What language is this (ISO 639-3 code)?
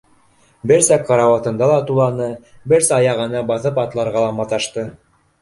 bak